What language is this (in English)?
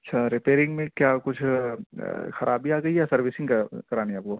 Urdu